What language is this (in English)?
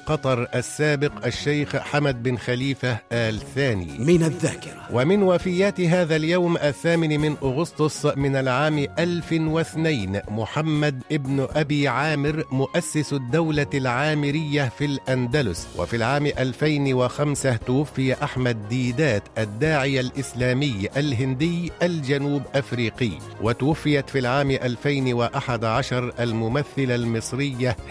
Arabic